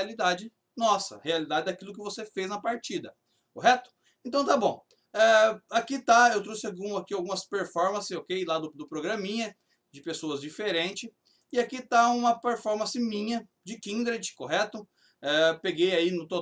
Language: Portuguese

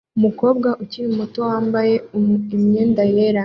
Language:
Kinyarwanda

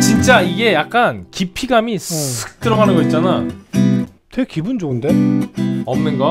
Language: Korean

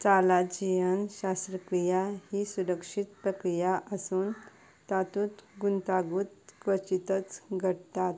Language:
Konkani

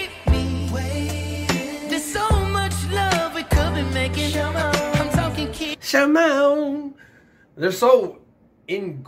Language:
English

